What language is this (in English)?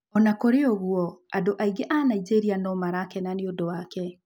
Kikuyu